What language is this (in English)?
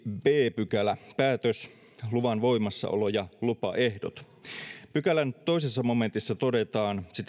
Finnish